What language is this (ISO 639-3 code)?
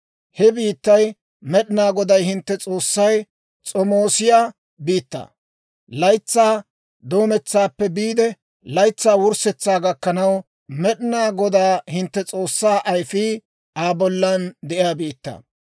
dwr